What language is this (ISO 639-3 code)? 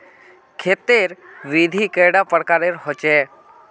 mag